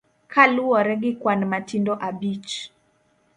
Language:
Luo (Kenya and Tanzania)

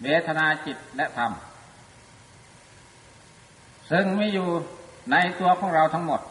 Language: Thai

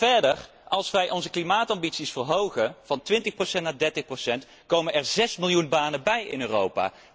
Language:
Dutch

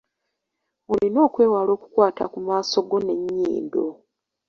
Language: Ganda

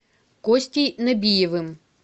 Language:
Russian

